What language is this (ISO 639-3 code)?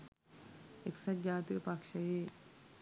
sin